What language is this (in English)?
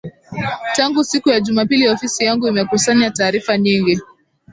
Swahili